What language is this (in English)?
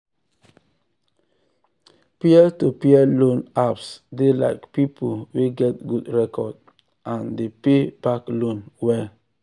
Nigerian Pidgin